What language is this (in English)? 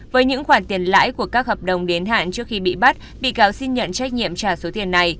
Vietnamese